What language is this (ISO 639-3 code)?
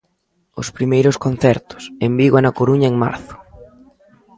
glg